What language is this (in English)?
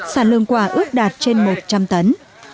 Vietnamese